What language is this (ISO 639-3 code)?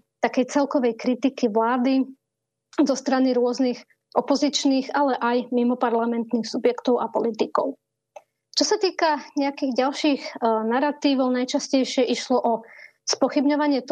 slk